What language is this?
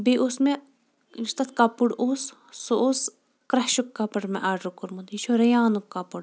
Kashmiri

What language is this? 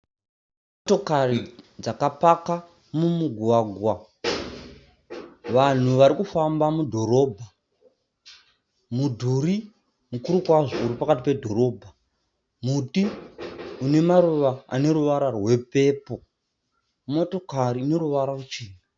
Shona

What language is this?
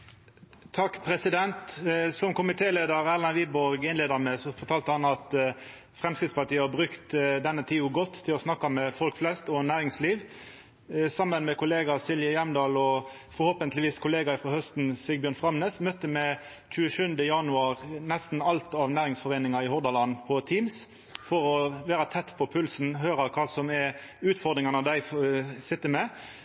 Norwegian Nynorsk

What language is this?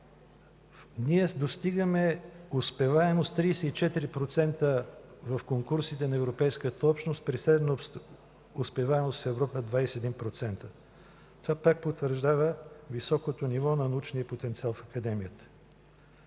Bulgarian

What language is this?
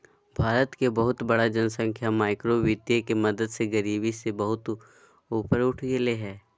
Magahi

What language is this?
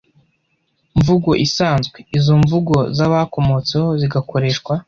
Kinyarwanda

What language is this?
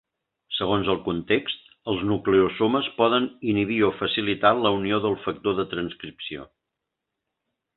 Catalan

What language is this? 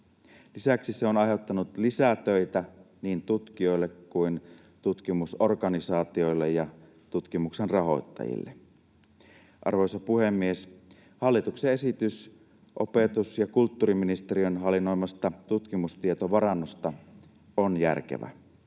Finnish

